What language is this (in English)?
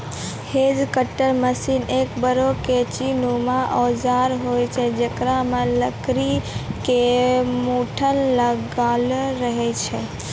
Maithili